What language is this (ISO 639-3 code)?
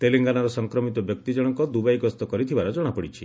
ori